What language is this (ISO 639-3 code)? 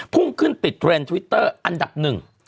tha